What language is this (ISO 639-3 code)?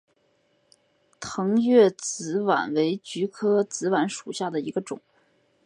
zho